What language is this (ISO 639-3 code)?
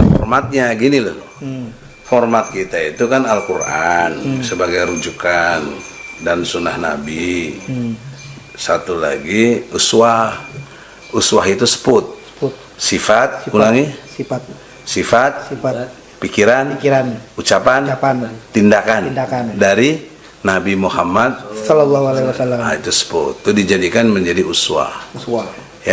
ind